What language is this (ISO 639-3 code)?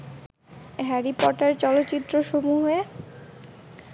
ben